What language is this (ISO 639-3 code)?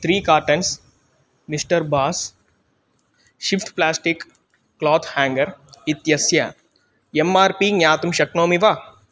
san